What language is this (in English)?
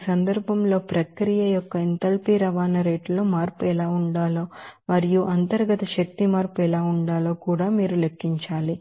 Telugu